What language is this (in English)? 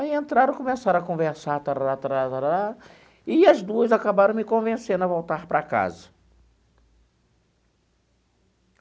Portuguese